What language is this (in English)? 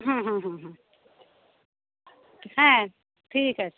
Bangla